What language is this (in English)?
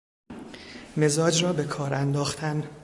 Persian